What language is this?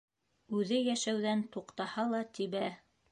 Bashkir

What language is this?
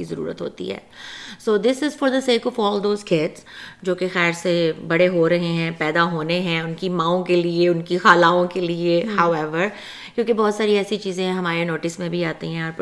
Urdu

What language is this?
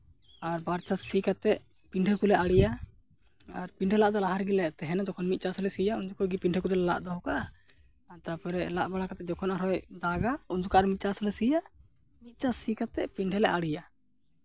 Santali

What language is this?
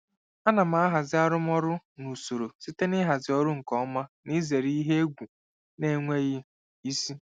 Igbo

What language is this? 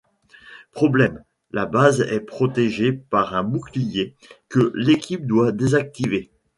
French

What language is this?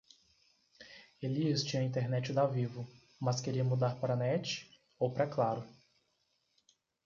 Portuguese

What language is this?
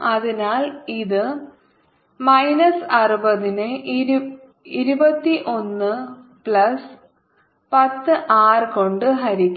Malayalam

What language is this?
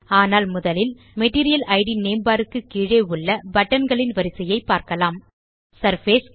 Tamil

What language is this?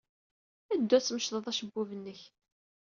Kabyle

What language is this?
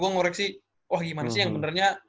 Indonesian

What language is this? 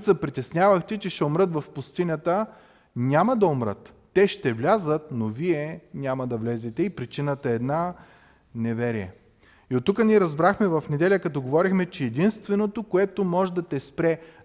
Bulgarian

